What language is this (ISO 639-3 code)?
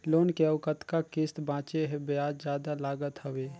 hne